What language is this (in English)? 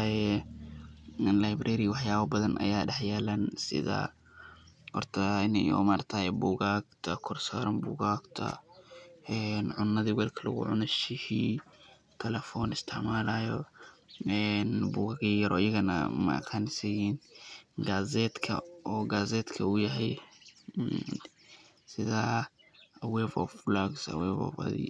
Somali